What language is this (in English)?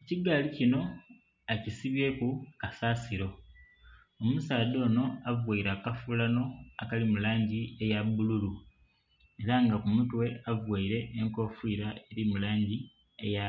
Soga